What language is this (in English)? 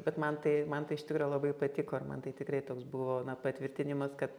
Lithuanian